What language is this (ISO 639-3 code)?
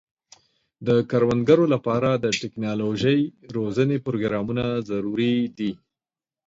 pus